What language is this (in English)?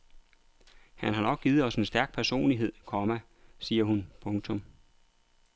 Danish